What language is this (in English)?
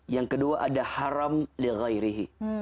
Indonesian